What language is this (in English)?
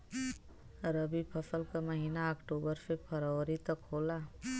Bhojpuri